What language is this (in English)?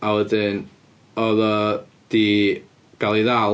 Welsh